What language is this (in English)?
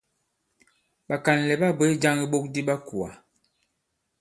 Bankon